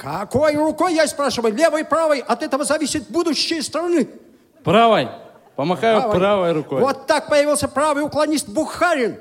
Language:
Russian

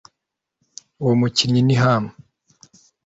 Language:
Kinyarwanda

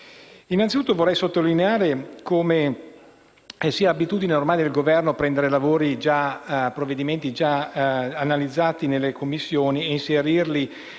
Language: Italian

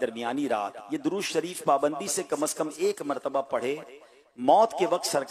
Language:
Hindi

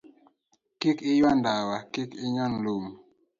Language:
Luo (Kenya and Tanzania)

